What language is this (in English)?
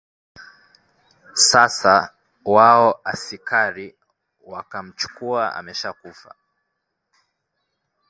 Swahili